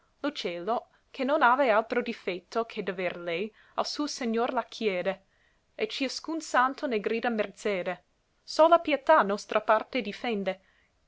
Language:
Italian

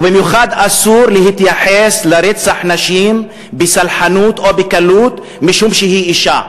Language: Hebrew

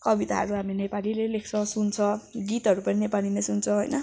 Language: Nepali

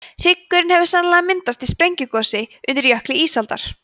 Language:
Icelandic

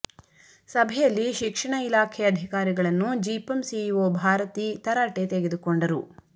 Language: Kannada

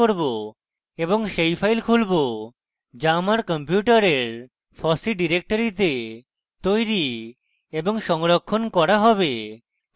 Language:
Bangla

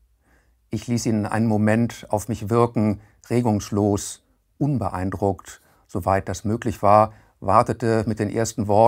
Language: German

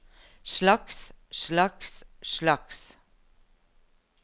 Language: Norwegian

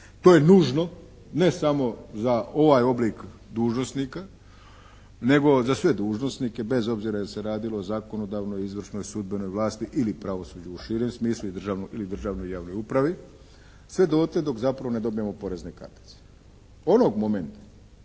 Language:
Croatian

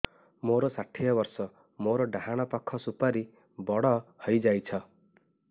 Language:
Odia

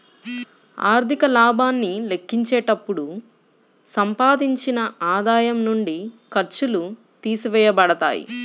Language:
Telugu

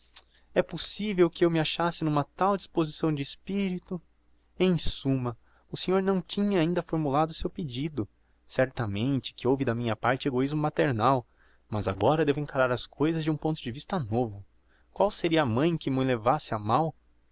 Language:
Portuguese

